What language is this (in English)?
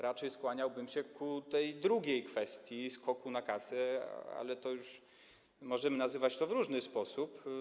Polish